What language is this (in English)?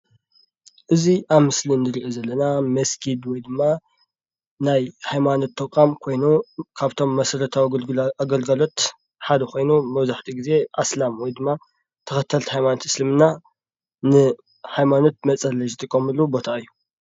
Tigrinya